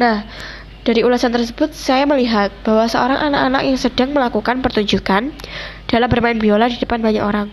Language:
Indonesian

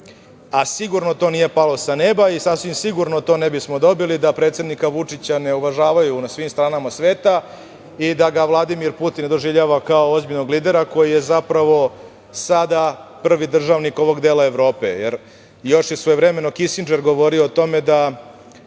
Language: Serbian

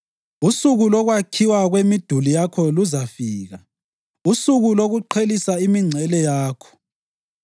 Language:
North Ndebele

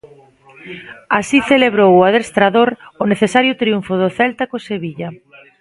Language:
Galician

